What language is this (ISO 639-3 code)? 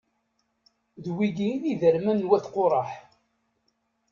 kab